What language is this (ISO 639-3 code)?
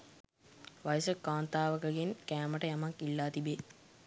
sin